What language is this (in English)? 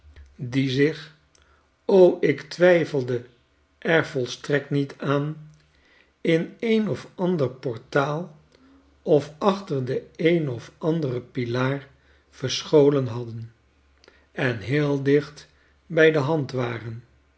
Dutch